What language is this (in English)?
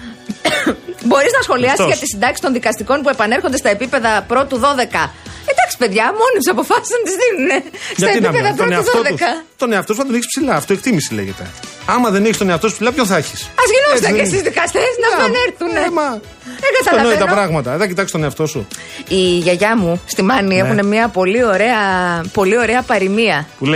Greek